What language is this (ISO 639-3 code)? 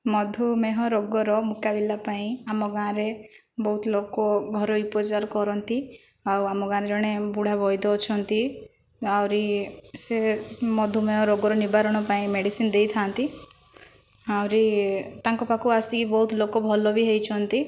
ori